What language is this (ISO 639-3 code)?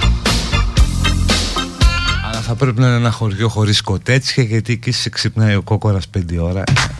ell